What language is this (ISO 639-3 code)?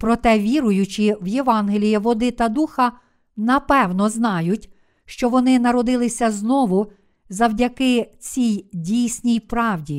ukr